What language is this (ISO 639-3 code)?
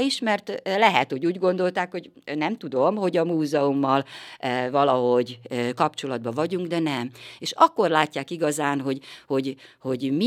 hun